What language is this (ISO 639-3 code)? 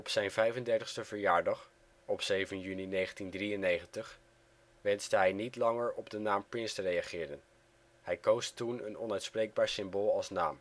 nld